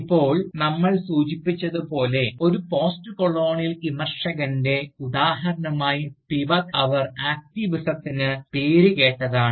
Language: Malayalam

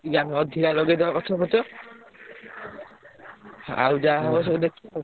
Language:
Odia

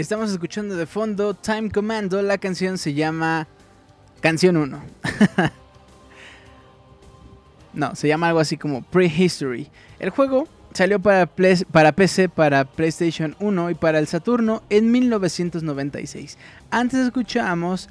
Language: Spanish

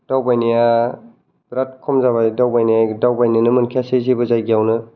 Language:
Bodo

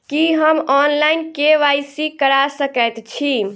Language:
Maithili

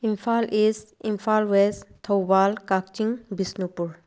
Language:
Manipuri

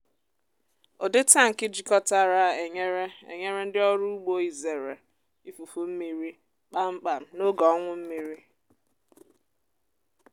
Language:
Igbo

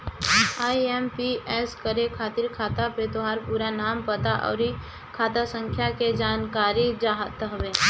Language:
Bhojpuri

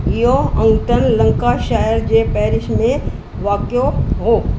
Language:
Sindhi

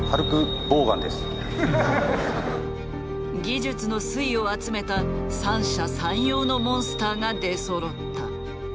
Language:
Japanese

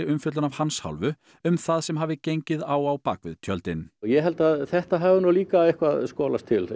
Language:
Icelandic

